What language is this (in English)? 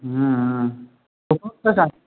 Hindi